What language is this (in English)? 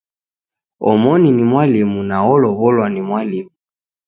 Taita